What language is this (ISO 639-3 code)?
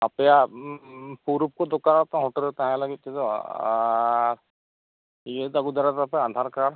sat